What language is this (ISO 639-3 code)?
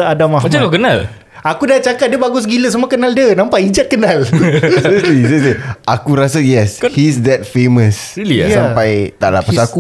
msa